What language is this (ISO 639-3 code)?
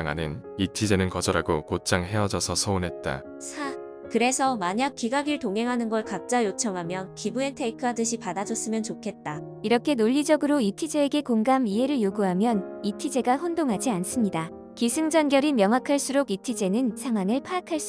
kor